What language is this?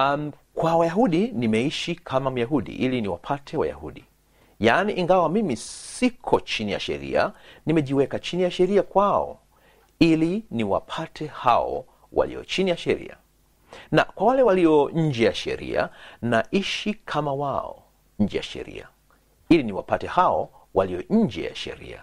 Swahili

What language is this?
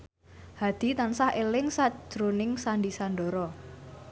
Javanese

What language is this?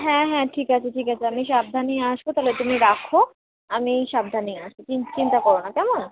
Bangla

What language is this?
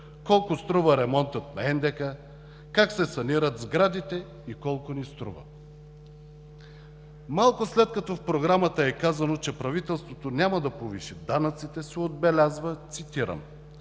Bulgarian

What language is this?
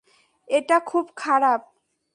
Bangla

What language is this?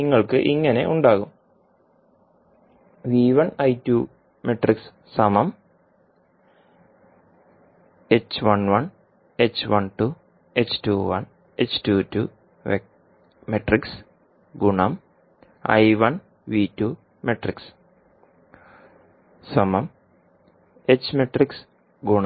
Malayalam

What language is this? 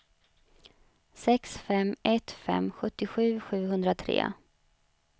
Swedish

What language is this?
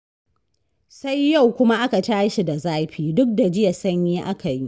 Hausa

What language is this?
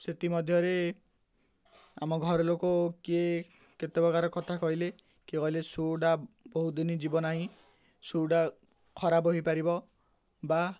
Odia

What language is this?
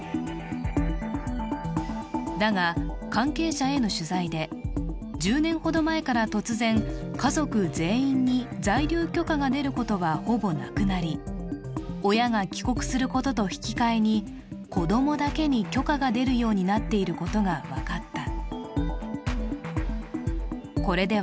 Japanese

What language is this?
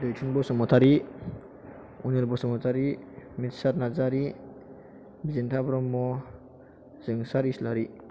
Bodo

